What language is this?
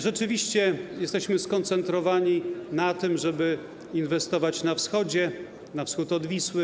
Polish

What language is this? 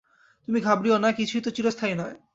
Bangla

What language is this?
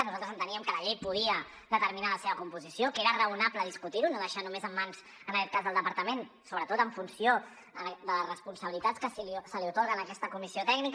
Catalan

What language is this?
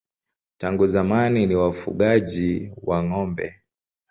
Swahili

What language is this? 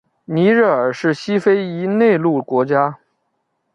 Chinese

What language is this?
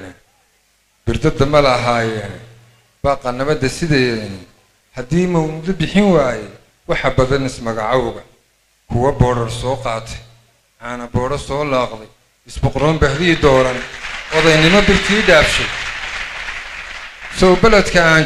Arabic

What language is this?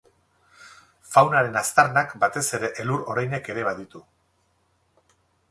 Basque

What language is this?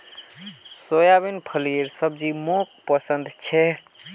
Magahi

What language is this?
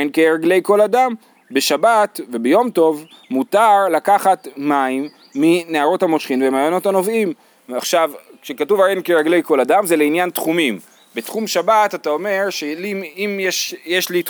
Hebrew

